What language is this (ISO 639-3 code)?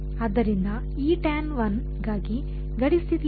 kan